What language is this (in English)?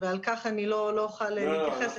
Hebrew